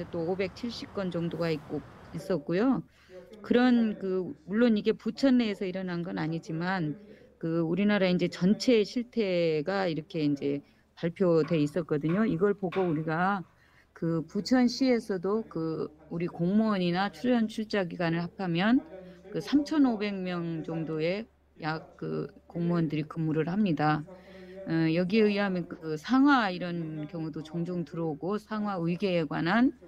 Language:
Korean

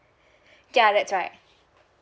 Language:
English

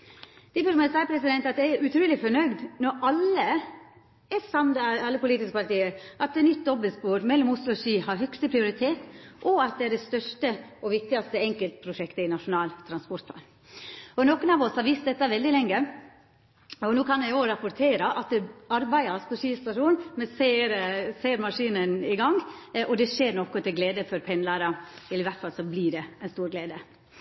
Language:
Norwegian Nynorsk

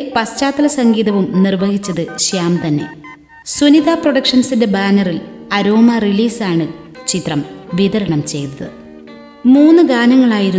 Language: Malayalam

